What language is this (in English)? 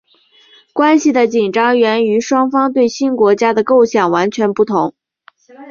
Chinese